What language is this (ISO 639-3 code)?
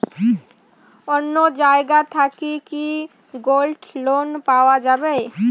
ben